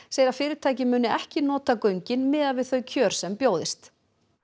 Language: Icelandic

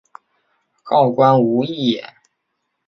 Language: Chinese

